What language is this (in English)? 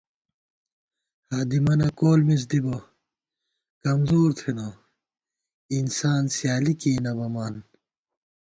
Gawar-Bati